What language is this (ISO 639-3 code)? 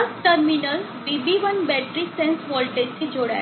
guj